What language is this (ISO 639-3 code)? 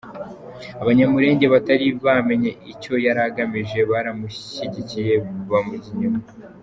kin